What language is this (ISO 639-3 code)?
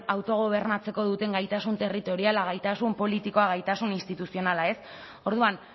eus